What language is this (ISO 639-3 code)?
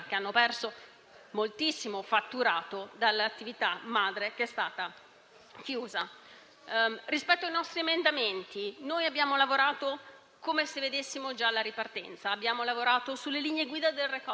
ita